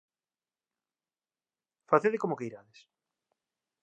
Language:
Galician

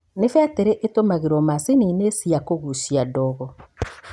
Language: Kikuyu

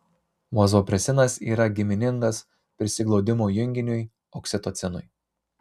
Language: Lithuanian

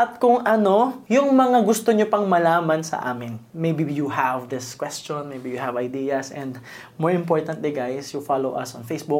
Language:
Filipino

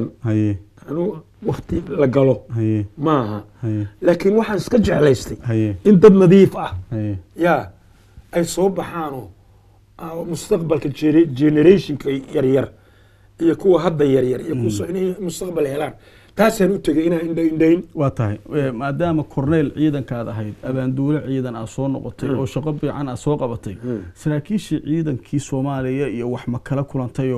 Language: Arabic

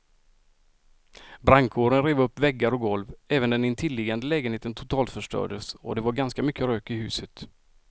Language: Swedish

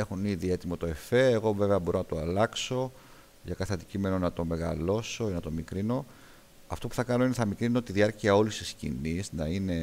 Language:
Greek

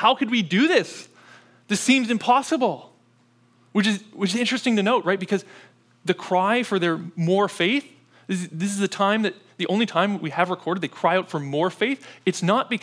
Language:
English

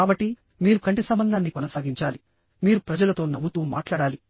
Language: Telugu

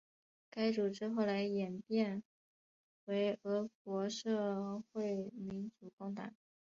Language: Chinese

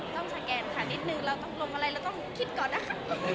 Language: Thai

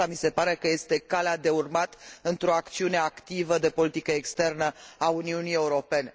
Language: Romanian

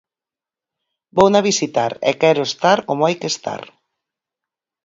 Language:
Galician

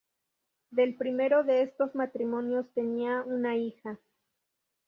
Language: Spanish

